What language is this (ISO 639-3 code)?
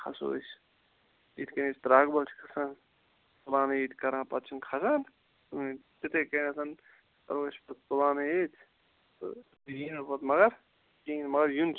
kas